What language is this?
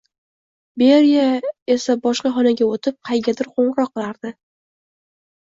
Uzbek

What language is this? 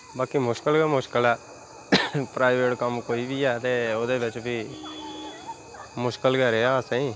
Dogri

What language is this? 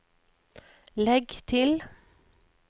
Norwegian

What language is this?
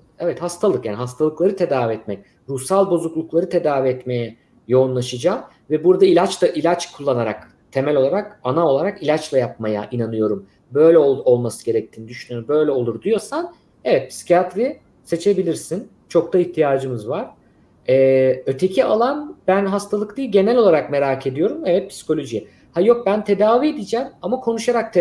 Turkish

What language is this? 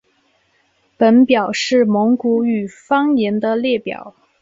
Chinese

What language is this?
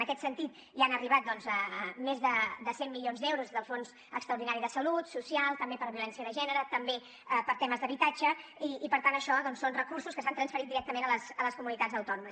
Catalan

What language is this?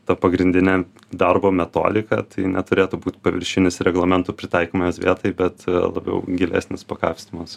Lithuanian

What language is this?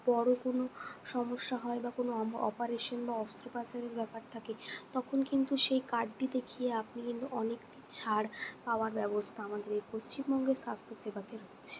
Bangla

